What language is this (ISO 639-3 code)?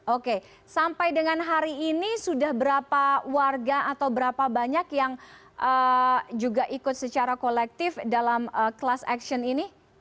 ind